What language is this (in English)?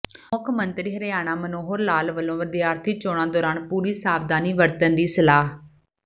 Punjabi